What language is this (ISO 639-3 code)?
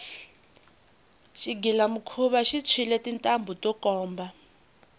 tso